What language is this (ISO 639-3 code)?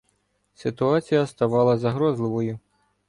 ukr